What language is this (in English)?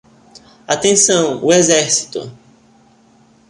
Portuguese